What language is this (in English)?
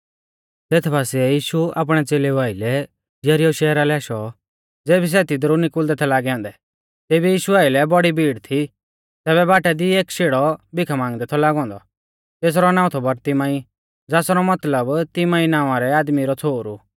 Mahasu Pahari